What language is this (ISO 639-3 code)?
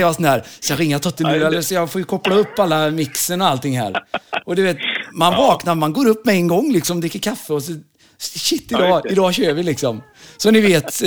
swe